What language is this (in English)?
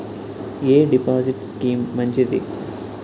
Telugu